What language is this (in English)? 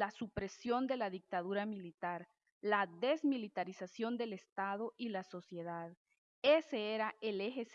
Spanish